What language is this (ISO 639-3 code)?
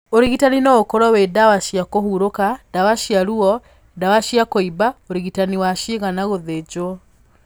kik